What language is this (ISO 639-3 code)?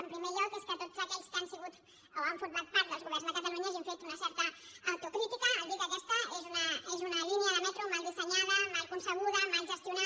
cat